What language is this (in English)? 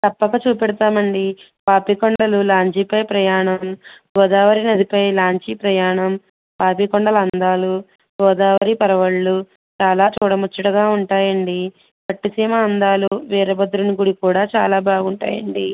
Telugu